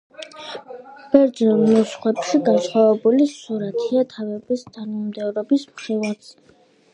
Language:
Georgian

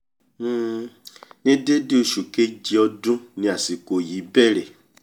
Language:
Yoruba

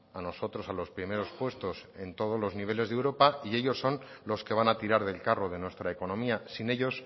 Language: Spanish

